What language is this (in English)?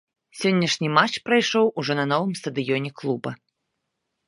Belarusian